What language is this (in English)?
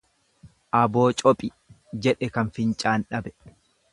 Oromo